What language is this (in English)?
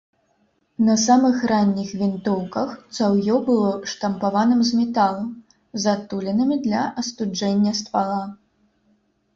Belarusian